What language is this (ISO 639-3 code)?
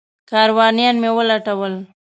pus